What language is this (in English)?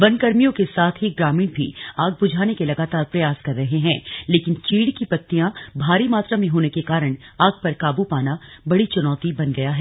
Hindi